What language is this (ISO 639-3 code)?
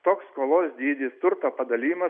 lit